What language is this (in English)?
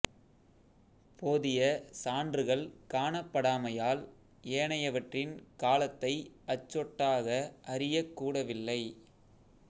Tamil